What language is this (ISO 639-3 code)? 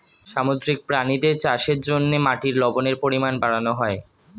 ben